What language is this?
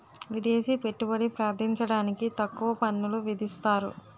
Telugu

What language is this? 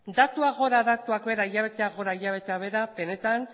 Basque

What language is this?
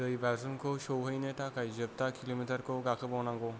Bodo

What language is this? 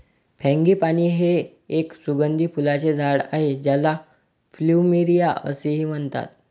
Marathi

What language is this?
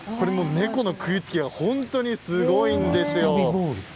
Japanese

